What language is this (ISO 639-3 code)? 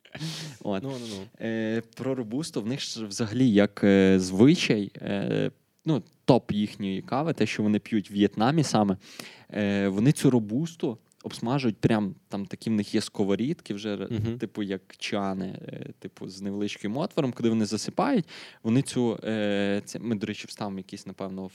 ukr